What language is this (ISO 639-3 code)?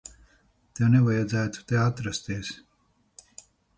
lav